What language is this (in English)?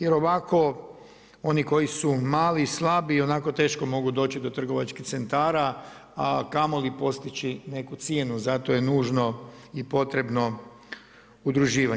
Croatian